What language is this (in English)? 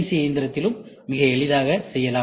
Tamil